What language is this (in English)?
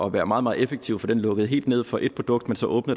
Danish